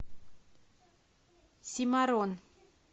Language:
Russian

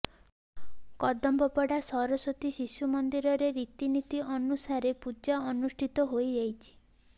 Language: Odia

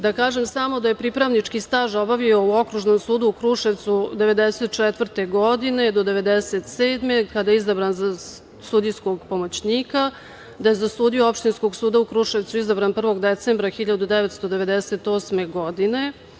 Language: Serbian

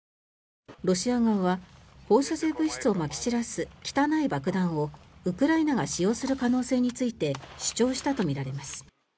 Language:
Japanese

